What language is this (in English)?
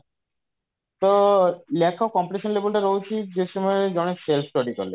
Odia